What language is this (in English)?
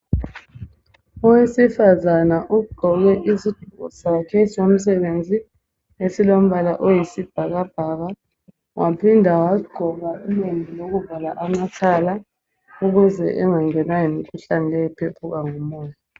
North Ndebele